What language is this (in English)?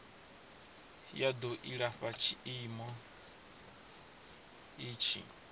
Venda